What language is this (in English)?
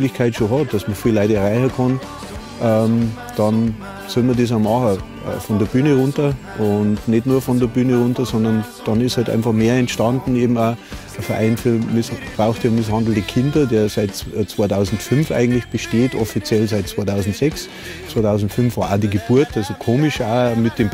German